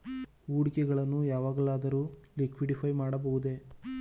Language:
Kannada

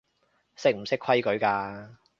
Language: Cantonese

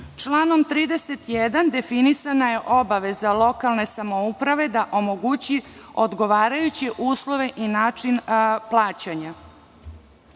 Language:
Serbian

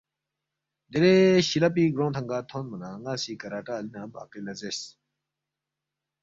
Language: Balti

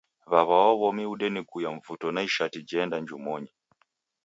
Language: Taita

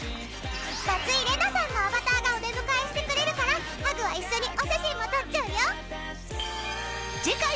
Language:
Japanese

